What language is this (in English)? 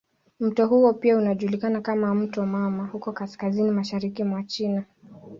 Swahili